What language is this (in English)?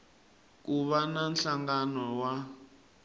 Tsonga